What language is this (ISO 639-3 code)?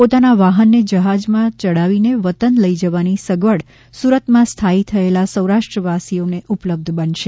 guj